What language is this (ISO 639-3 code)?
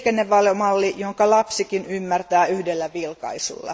fin